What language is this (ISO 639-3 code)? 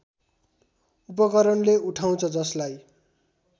nep